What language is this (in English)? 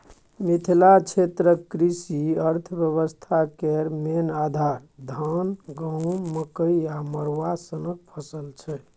Maithili